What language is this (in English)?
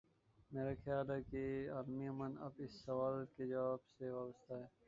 Urdu